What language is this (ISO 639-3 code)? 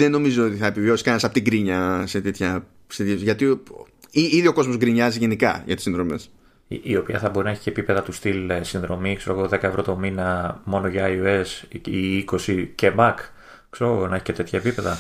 ell